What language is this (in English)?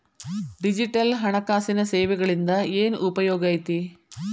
Kannada